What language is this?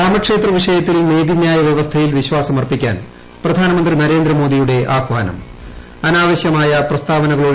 Malayalam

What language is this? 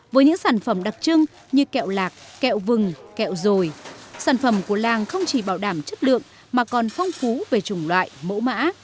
Vietnamese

